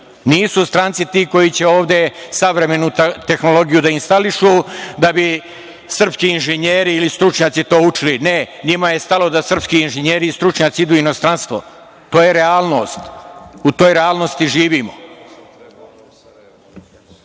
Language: Serbian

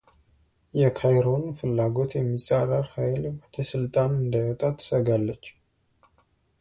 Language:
Amharic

